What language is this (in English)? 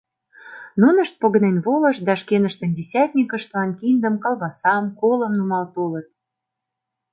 Mari